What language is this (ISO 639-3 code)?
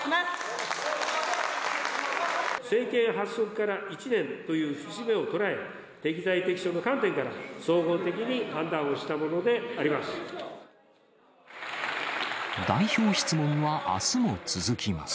jpn